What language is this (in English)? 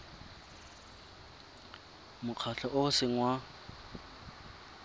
Tswana